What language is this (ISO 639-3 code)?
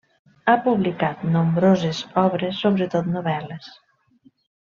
cat